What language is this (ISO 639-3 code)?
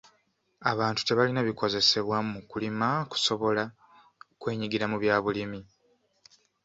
lug